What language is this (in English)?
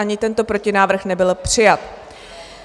Czech